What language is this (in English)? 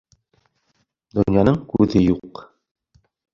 Bashkir